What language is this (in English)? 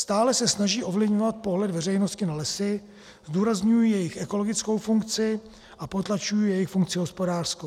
Czech